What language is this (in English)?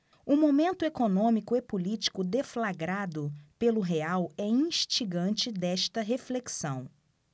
Portuguese